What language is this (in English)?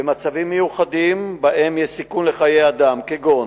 Hebrew